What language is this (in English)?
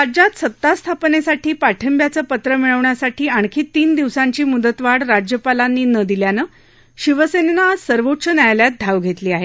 Marathi